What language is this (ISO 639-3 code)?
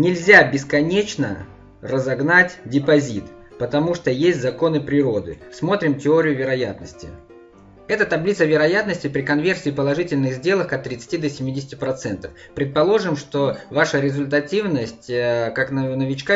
rus